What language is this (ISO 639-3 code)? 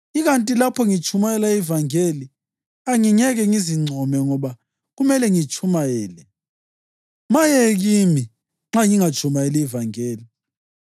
nde